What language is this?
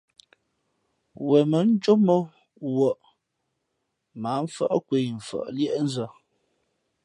Fe'fe'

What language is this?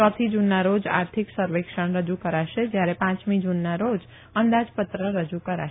Gujarati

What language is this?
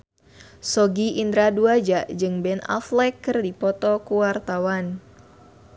Sundanese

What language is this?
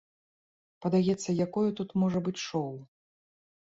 Belarusian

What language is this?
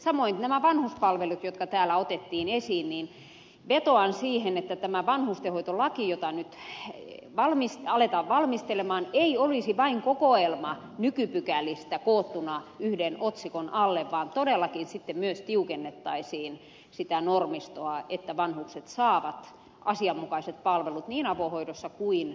Finnish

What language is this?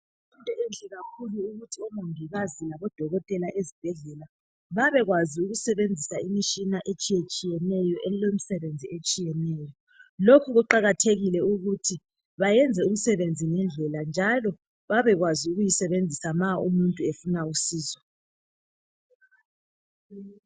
North Ndebele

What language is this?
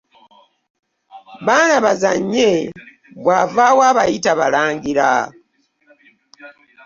Ganda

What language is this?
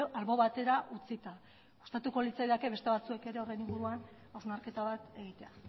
Basque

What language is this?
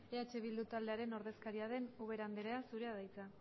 Basque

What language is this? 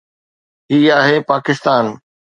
Sindhi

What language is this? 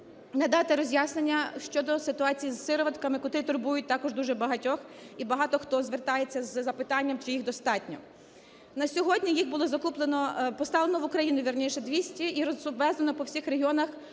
Ukrainian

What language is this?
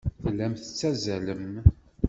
Kabyle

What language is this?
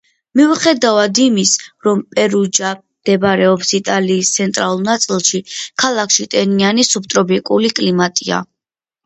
Georgian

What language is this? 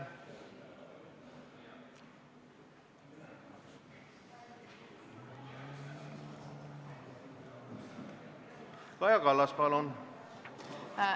Estonian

